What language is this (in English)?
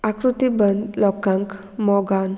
Konkani